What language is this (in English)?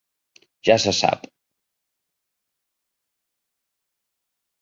Catalan